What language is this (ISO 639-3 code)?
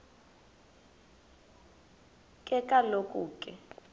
xho